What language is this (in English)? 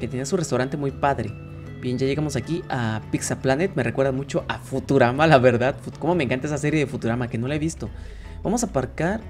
Spanish